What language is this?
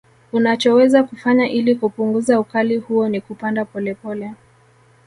Swahili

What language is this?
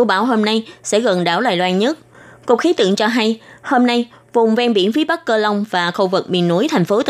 Vietnamese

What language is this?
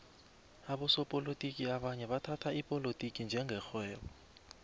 South Ndebele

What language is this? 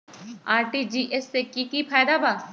Magahi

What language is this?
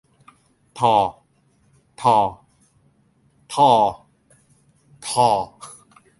Thai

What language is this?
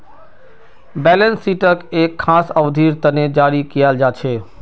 Magahi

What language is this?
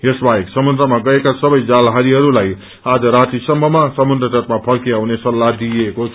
Nepali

